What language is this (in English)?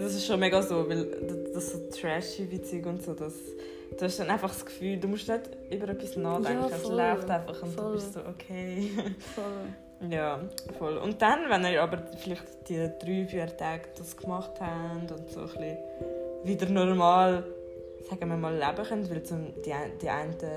German